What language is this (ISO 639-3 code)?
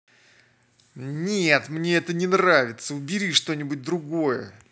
rus